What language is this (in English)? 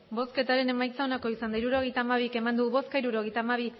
Basque